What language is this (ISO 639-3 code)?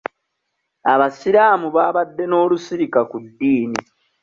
lug